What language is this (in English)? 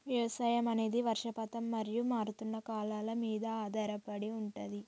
Telugu